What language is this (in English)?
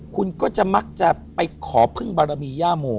Thai